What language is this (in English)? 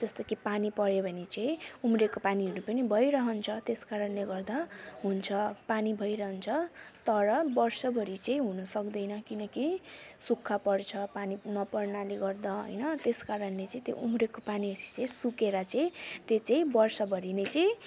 Nepali